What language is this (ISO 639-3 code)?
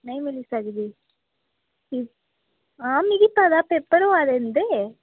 doi